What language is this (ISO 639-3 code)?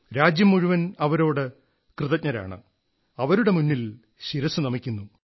mal